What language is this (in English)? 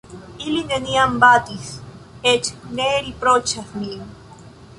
Esperanto